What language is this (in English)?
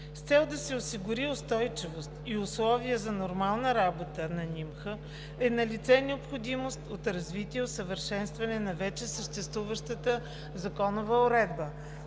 Bulgarian